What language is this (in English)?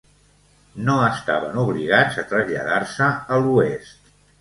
Catalan